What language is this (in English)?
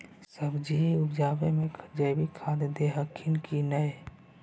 Magahi